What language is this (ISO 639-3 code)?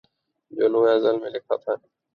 urd